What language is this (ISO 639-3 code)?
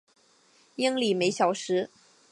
zho